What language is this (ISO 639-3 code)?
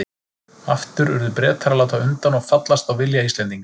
isl